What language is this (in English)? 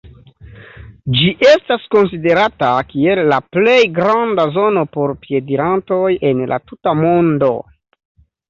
Esperanto